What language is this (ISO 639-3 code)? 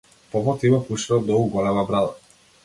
mkd